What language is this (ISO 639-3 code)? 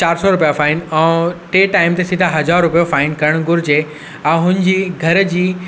snd